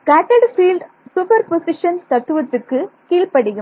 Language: Tamil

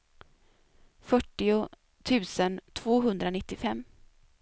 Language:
Swedish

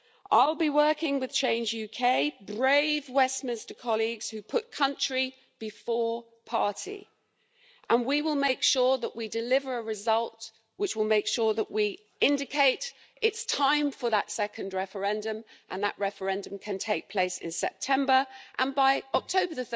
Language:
English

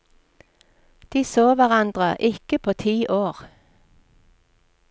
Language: Norwegian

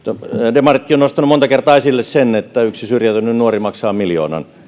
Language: Finnish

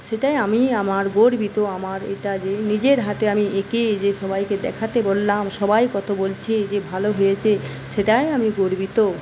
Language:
Bangla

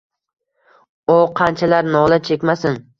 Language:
Uzbek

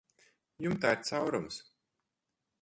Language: Latvian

